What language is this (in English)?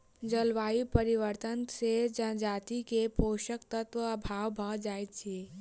Maithili